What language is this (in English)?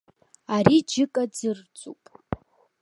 Abkhazian